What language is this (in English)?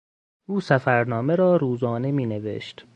Persian